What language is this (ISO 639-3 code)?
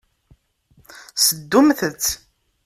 kab